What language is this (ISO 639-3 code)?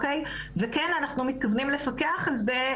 heb